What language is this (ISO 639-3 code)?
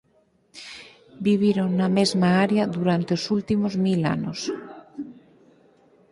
glg